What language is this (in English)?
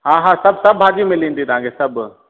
Sindhi